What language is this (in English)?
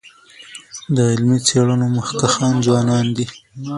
Pashto